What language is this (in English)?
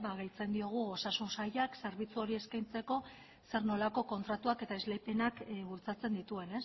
Basque